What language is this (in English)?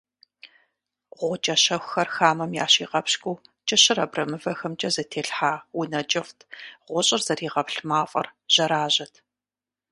Kabardian